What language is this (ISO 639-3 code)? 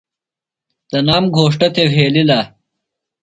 phl